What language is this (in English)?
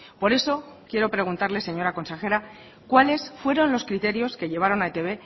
Spanish